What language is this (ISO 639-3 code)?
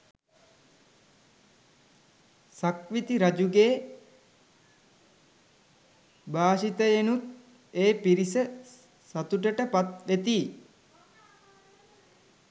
sin